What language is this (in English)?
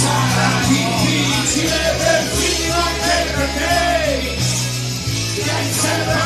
Italian